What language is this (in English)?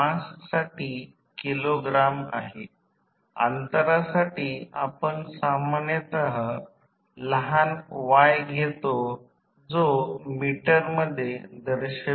Marathi